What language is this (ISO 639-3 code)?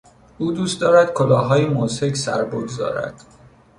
fas